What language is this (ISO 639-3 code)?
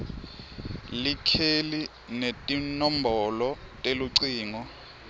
ssw